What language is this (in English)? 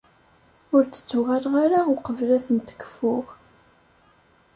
Kabyle